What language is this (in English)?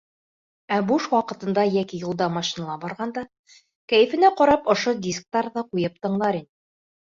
Bashkir